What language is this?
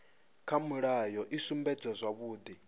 Venda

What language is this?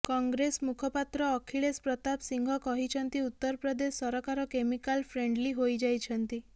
Odia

